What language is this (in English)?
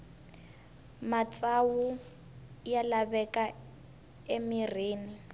Tsonga